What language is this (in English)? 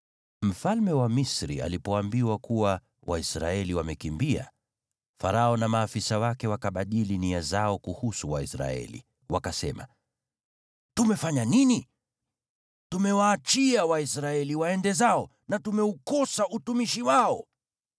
Swahili